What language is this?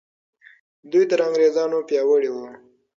Pashto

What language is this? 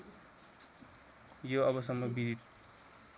Nepali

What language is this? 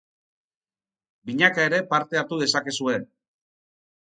Basque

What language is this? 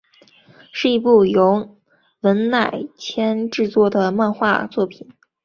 Chinese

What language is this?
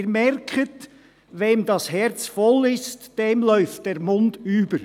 Swiss German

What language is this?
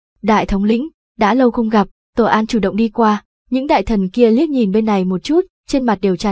Vietnamese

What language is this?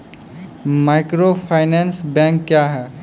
Maithili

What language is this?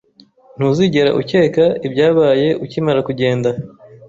Kinyarwanda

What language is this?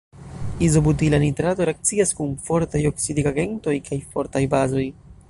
Esperanto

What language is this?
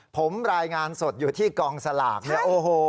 Thai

